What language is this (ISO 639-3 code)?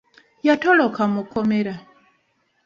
lug